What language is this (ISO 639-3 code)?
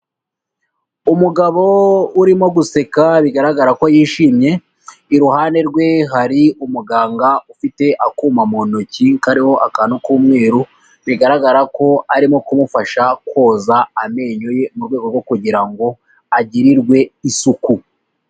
kin